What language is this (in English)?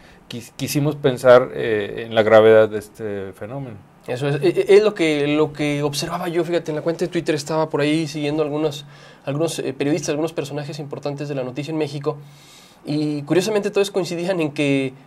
Spanish